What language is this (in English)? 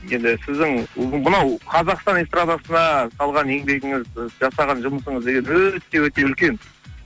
Kazakh